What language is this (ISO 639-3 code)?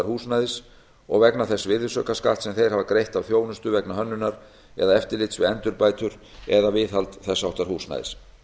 isl